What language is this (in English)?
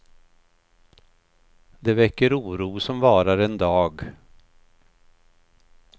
Swedish